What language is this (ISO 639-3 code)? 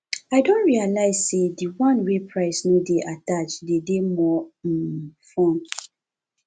pcm